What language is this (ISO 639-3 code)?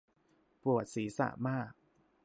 tha